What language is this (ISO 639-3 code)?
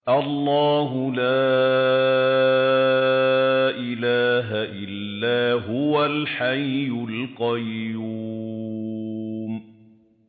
ara